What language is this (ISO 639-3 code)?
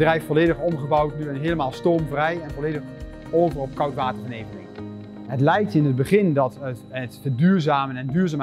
nld